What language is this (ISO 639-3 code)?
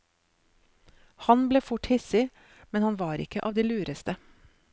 nor